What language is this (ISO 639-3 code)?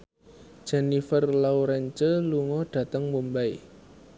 jav